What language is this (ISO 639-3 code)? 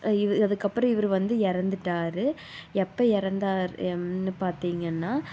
tam